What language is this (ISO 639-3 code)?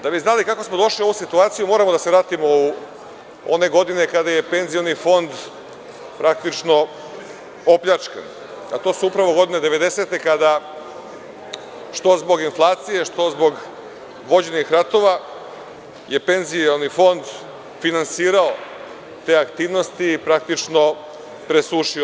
srp